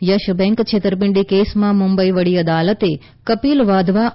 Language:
Gujarati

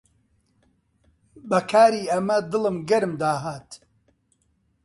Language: Central Kurdish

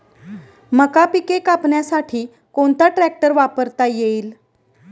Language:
Marathi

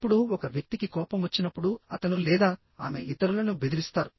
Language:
Telugu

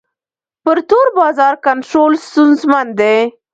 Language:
Pashto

